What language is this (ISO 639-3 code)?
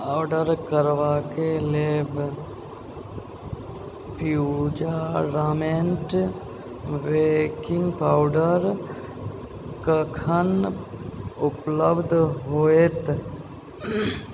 mai